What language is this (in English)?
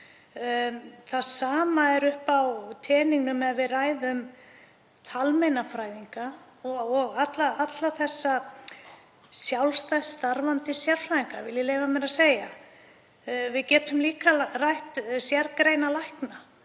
Icelandic